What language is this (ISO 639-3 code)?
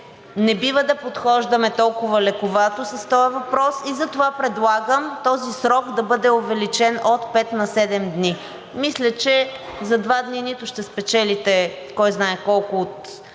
bul